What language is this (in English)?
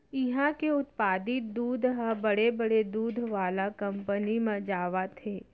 Chhattisgarhi